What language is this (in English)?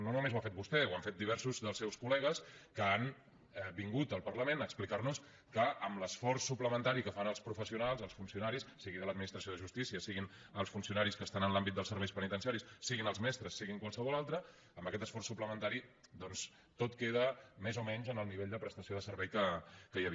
Catalan